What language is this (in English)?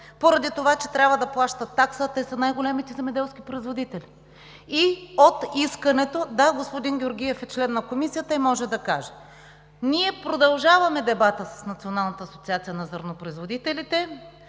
Bulgarian